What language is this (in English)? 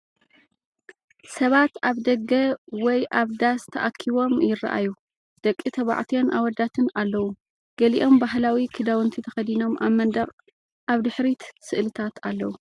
Tigrinya